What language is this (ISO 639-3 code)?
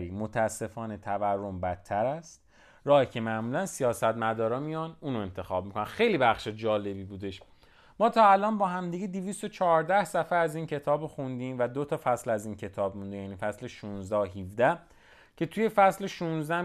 fas